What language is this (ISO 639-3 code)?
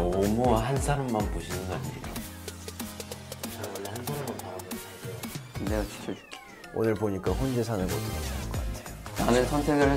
kor